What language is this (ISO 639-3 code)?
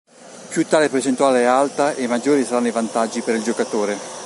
ita